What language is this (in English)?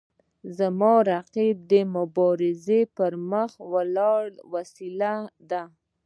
Pashto